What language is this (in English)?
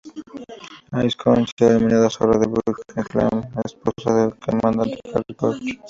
Spanish